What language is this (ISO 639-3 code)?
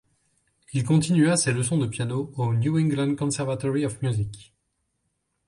fra